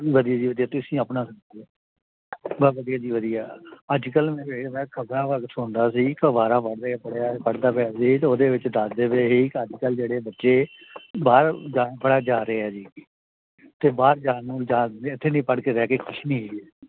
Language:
Punjabi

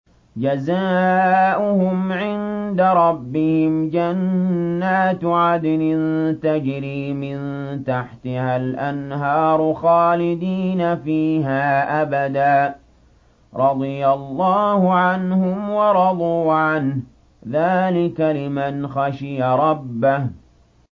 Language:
Arabic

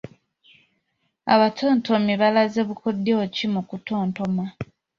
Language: Ganda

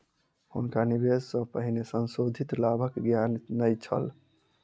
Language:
Maithili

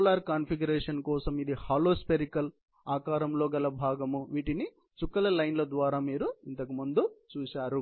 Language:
Telugu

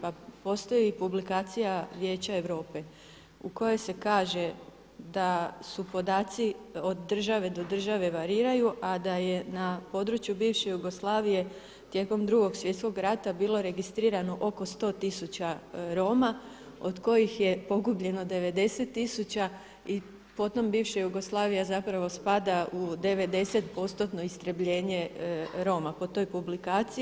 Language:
Croatian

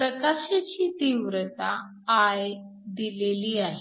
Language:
Marathi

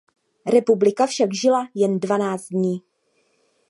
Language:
Czech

